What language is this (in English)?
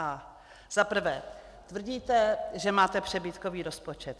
Czech